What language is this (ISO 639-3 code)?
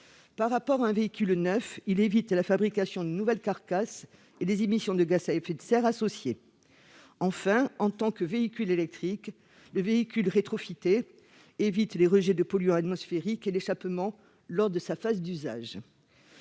fra